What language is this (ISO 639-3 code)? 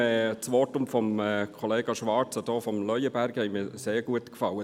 gsw